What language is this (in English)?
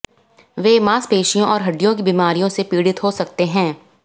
Hindi